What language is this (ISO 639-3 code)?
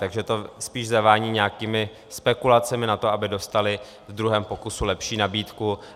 ces